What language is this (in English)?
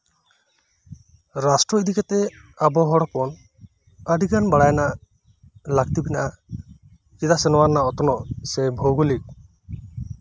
Santali